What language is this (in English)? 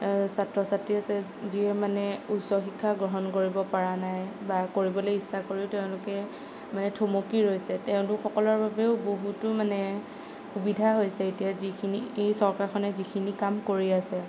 Assamese